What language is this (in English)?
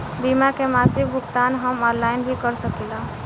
Bhojpuri